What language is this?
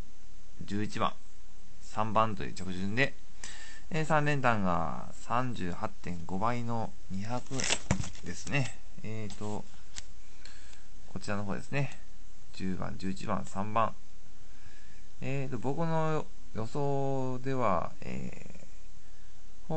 Japanese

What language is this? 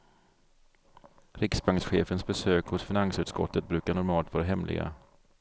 Swedish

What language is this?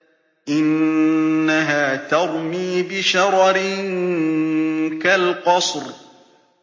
Arabic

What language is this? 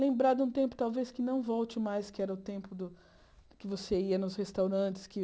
Portuguese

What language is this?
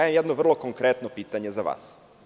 Serbian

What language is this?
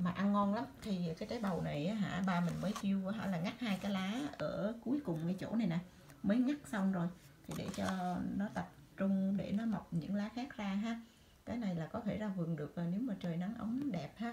Vietnamese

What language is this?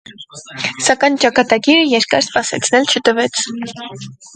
Armenian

